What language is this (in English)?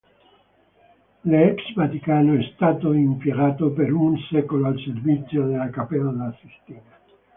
Italian